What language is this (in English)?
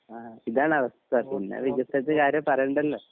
Malayalam